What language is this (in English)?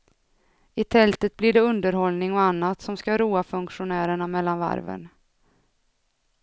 Swedish